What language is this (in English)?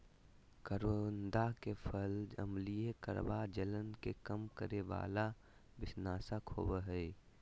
Magahi